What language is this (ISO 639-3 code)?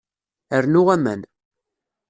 kab